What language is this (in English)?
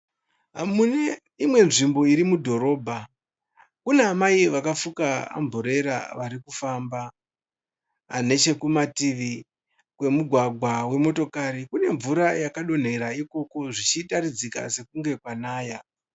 Shona